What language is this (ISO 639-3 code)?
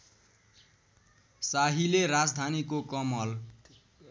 nep